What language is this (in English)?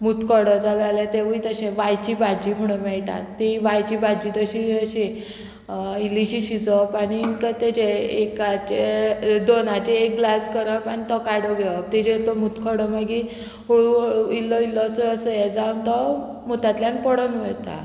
Konkani